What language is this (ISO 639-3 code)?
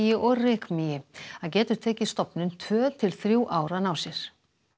isl